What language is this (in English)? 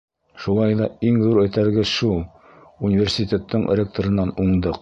Bashkir